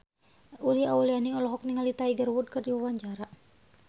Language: Sundanese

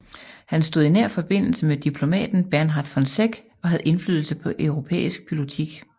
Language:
Danish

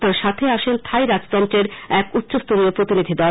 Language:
Bangla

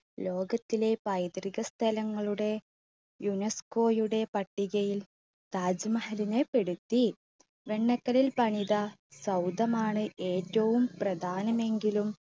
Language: Malayalam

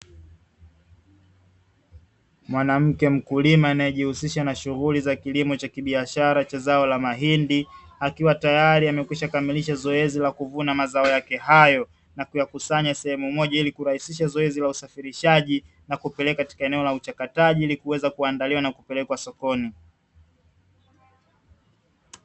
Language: Swahili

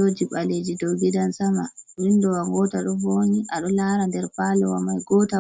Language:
Fula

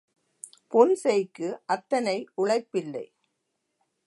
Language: Tamil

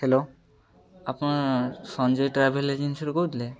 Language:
Odia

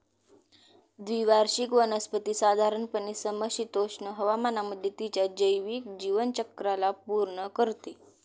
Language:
Marathi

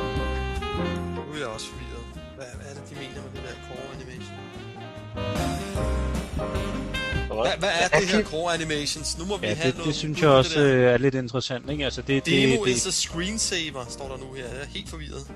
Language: Danish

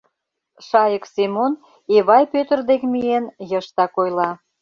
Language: Mari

